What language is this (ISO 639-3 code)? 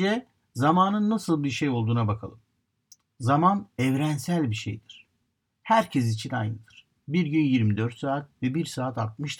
tur